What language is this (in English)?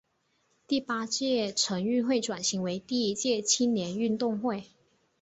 Chinese